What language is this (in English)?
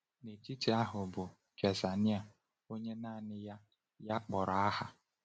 Igbo